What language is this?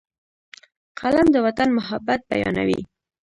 Pashto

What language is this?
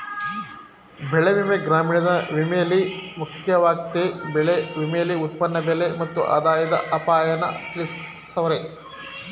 Kannada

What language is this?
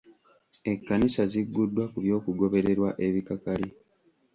Ganda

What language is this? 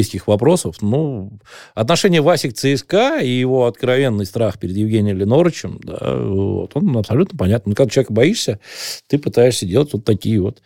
Russian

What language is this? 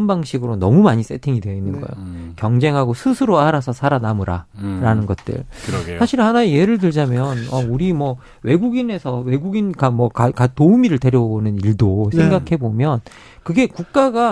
Korean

